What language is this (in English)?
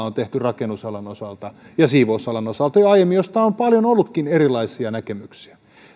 Finnish